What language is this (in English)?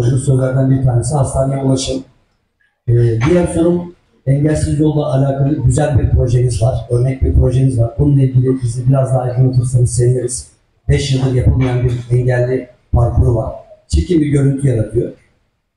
Turkish